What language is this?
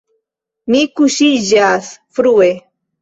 Esperanto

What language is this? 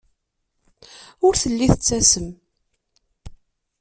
Kabyle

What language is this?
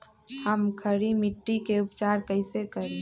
Magahi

